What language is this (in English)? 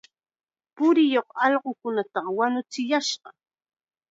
Chiquián Ancash Quechua